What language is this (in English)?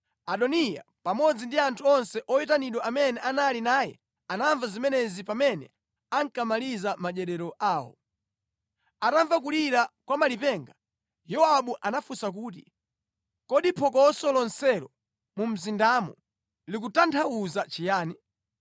Nyanja